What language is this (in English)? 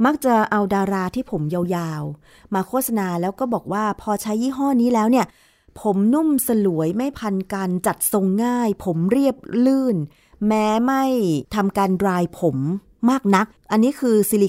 Thai